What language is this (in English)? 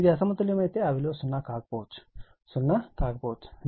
Telugu